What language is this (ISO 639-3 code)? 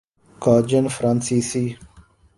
urd